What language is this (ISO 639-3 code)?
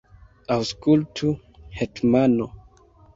epo